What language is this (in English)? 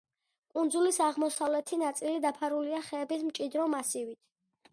Georgian